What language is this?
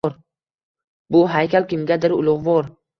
Uzbek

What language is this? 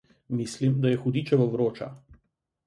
Slovenian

